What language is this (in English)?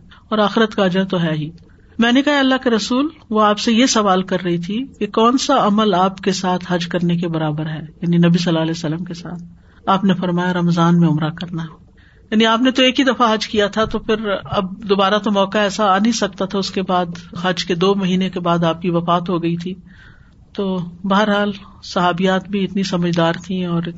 Urdu